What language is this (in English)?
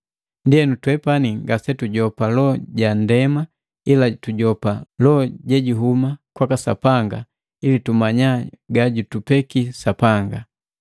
Matengo